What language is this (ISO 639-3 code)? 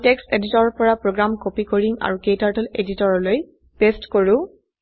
asm